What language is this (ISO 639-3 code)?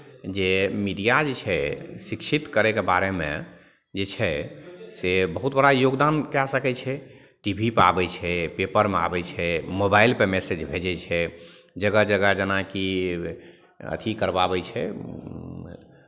mai